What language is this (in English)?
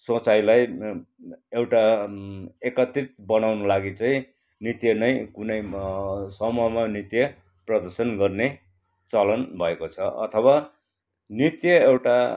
Nepali